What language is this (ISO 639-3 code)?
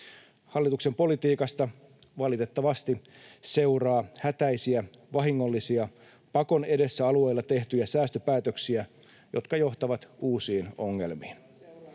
fin